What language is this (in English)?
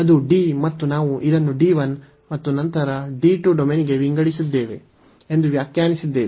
Kannada